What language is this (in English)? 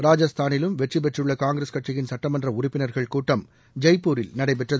Tamil